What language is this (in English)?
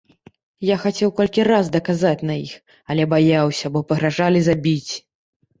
Belarusian